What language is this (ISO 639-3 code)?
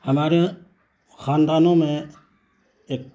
urd